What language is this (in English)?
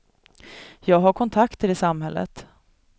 Swedish